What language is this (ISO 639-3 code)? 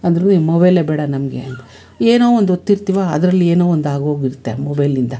kan